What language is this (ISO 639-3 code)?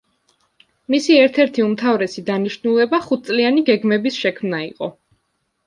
kat